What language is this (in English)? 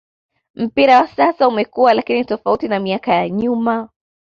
Swahili